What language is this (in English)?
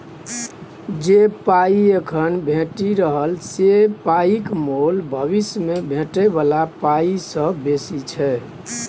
Maithili